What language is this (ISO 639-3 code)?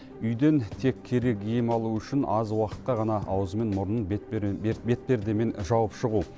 kaz